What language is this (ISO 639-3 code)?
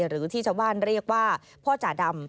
tha